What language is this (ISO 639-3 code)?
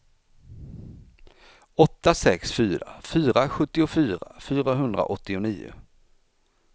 swe